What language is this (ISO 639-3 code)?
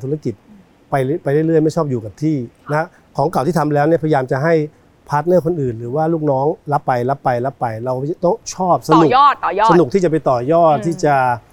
tha